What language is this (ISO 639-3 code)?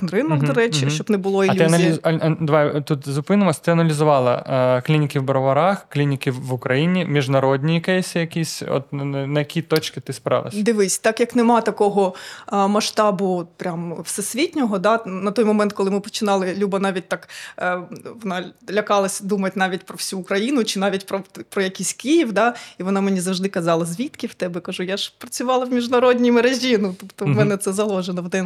ukr